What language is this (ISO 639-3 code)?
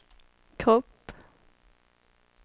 swe